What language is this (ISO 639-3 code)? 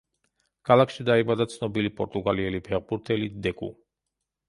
kat